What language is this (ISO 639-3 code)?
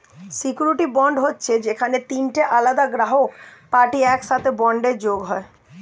ben